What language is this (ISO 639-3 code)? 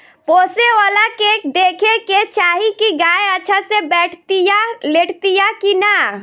bho